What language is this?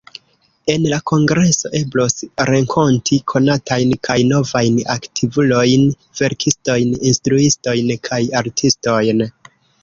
Esperanto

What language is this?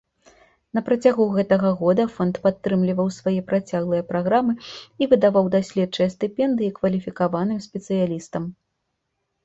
Belarusian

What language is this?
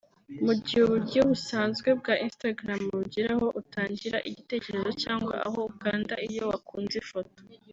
Kinyarwanda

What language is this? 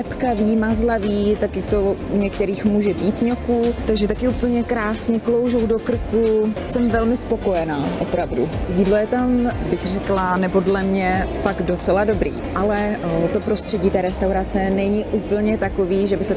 Czech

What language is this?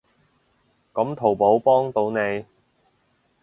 Cantonese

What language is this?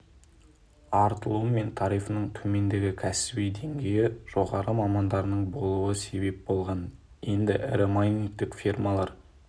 Kazakh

